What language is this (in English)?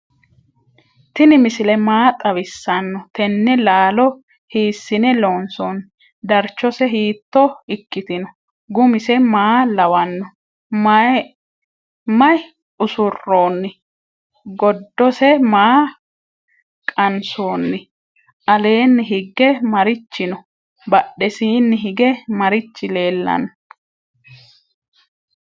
Sidamo